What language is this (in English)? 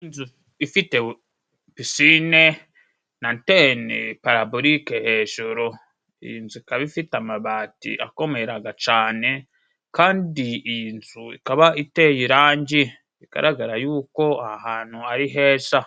Kinyarwanda